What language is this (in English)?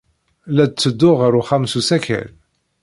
Kabyle